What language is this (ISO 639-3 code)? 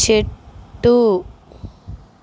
tel